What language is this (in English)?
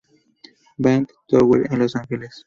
Spanish